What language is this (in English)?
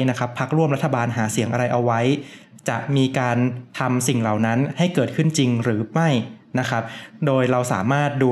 Thai